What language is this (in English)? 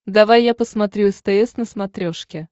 Russian